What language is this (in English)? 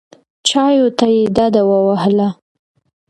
Pashto